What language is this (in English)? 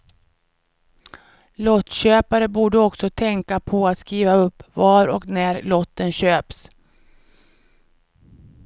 Swedish